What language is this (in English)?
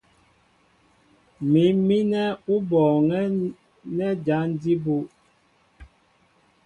Mbo (Cameroon)